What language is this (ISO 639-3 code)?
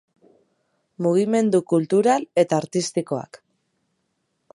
eus